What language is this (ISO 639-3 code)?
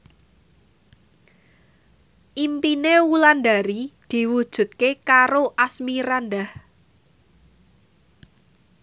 jav